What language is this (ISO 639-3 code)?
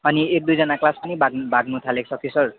nep